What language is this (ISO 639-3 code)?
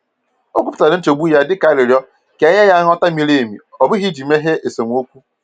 ibo